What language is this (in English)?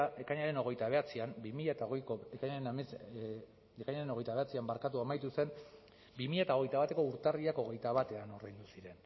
Basque